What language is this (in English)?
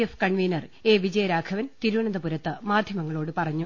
Malayalam